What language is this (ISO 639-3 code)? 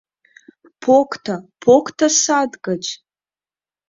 chm